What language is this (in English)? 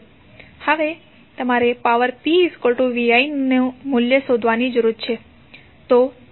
Gujarati